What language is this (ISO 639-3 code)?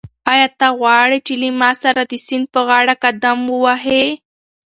pus